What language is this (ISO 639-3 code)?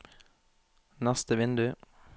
nor